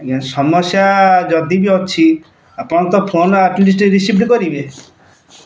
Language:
Odia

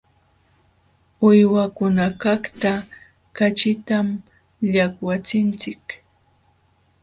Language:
Jauja Wanca Quechua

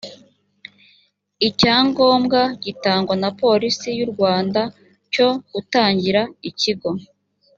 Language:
Kinyarwanda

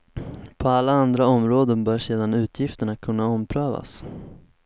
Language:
Swedish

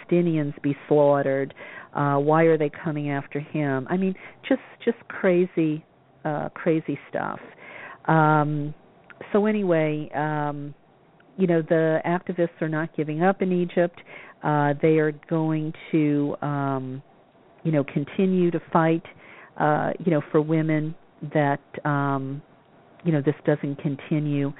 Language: English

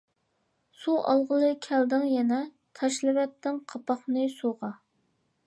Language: Uyghur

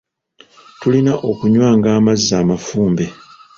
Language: Ganda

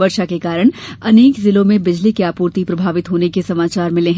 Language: Hindi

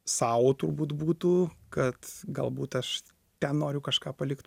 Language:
Lithuanian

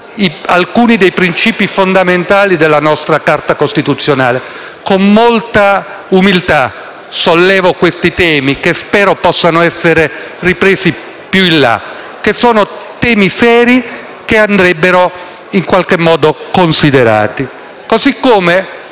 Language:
Italian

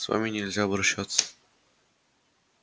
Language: Russian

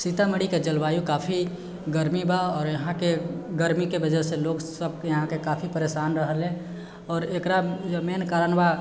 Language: Maithili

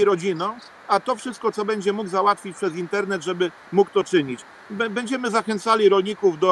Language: Polish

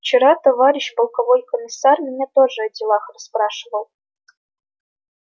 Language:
Russian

